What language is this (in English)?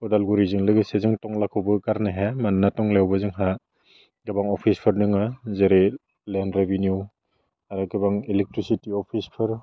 Bodo